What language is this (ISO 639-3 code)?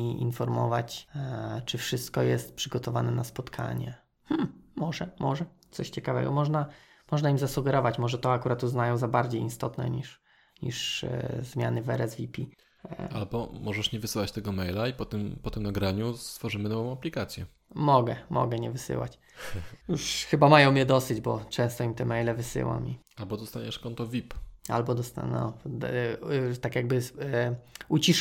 pol